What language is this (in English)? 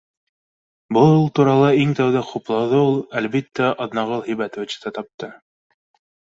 Bashkir